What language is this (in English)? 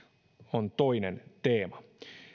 Finnish